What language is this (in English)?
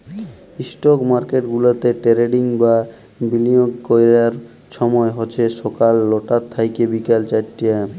Bangla